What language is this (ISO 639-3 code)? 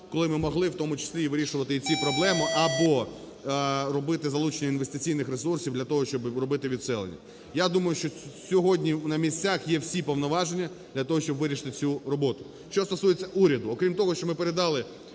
ukr